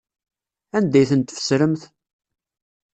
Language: Kabyle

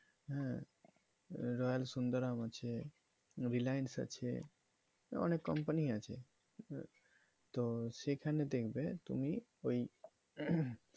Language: Bangla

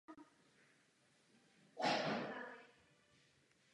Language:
Czech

